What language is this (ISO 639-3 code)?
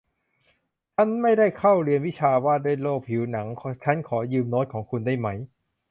tha